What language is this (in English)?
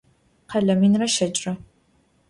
Adyghe